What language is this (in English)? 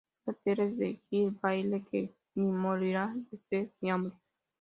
Spanish